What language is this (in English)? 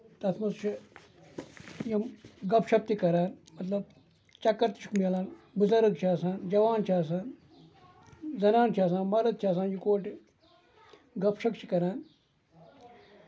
Kashmiri